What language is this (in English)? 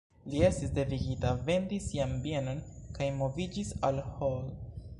Esperanto